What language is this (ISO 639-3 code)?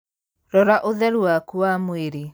kik